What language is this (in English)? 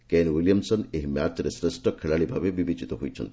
Odia